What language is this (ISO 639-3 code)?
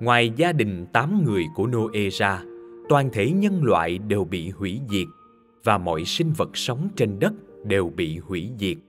vie